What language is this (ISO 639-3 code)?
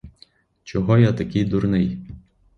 ukr